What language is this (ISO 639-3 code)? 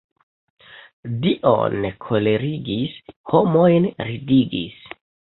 epo